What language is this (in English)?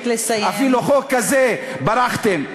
Hebrew